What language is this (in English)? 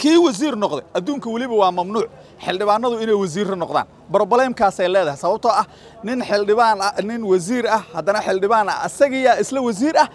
Arabic